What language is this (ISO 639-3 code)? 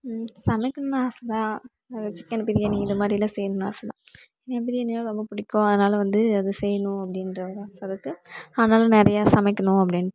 tam